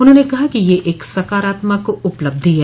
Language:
Hindi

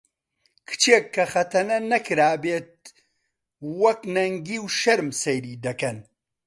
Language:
Central Kurdish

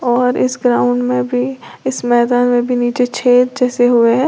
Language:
Hindi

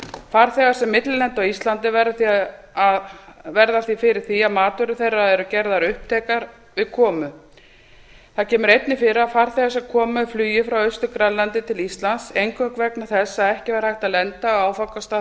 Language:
Icelandic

